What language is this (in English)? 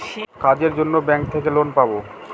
Bangla